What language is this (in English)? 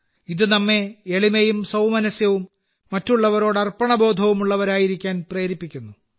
Malayalam